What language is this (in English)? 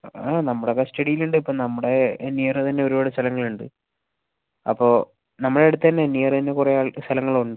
Malayalam